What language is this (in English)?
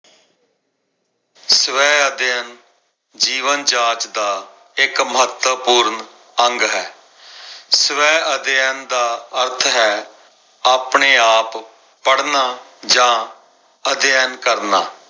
Punjabi